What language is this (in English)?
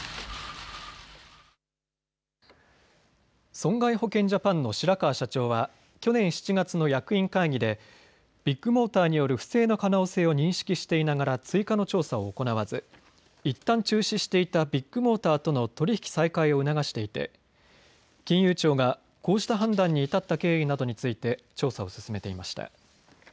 Japanese